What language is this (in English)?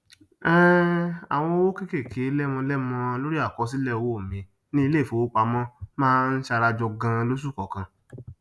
Yoruba